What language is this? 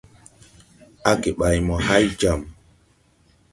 Tupuri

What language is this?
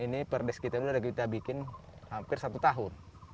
Indonesian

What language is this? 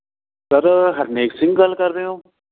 Punjabi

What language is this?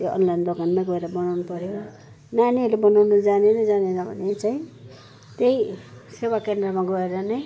Nepali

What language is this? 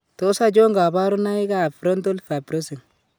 Kalenjin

